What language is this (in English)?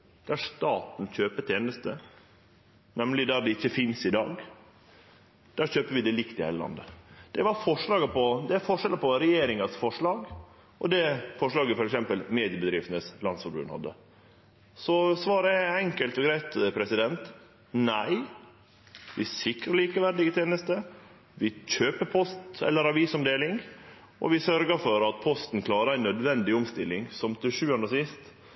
Norwegian Nynorsk